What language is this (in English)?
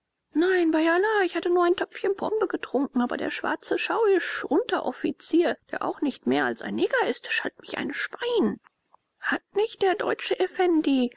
German